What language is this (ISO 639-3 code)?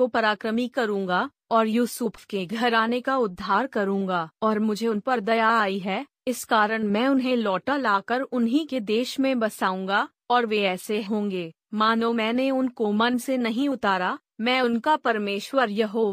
hin